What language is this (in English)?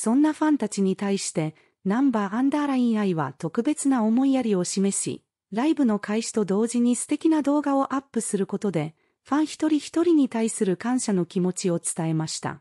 Japanese